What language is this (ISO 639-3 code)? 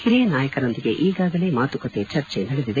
kan